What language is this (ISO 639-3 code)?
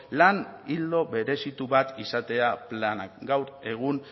eus